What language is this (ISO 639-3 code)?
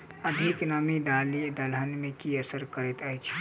mai